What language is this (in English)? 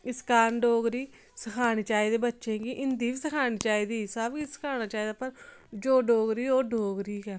Dogri